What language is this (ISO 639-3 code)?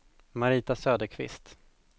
swe